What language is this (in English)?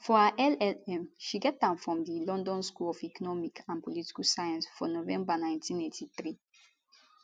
Nigerian Pidgin